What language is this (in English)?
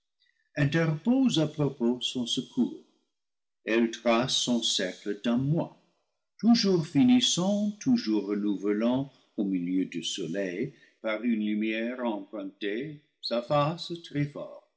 French